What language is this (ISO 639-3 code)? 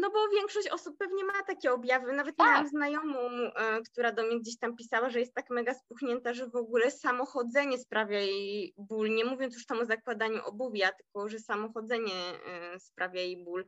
pol